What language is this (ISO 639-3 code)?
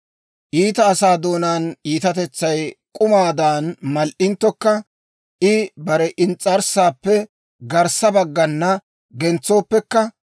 dwr